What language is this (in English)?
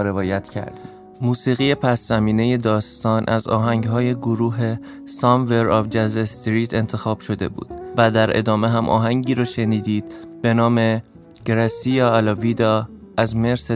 Persian